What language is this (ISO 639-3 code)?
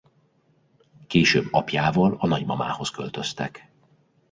hun